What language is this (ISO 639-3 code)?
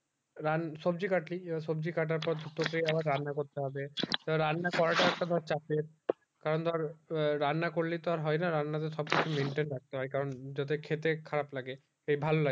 ben